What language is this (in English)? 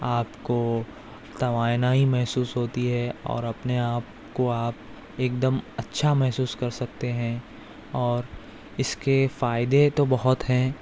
Urdu